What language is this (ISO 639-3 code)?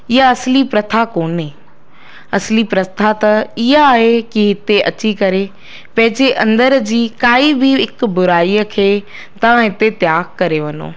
snd